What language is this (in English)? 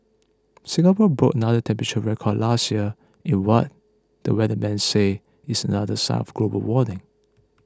English